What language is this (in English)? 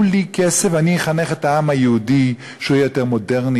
Hebrew